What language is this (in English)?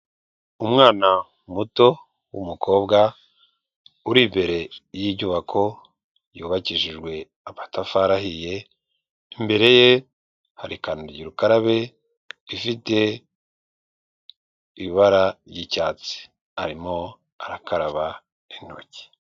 Kinyarwanda